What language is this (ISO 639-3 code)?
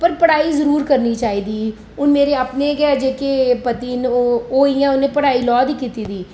doi